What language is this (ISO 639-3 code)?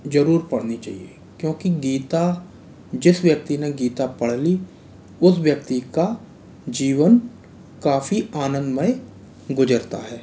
hin